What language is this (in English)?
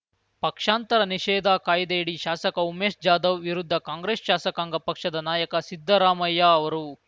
Kannada